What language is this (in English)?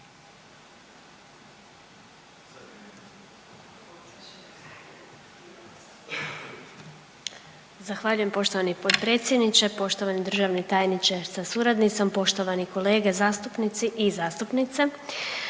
Croatian